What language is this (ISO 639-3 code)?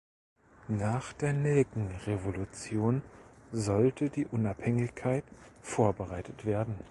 deu